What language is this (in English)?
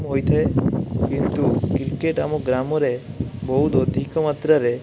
Odia